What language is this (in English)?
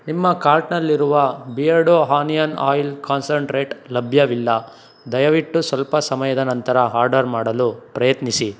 Kannada